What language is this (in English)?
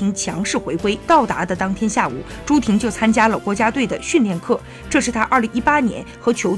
Chinese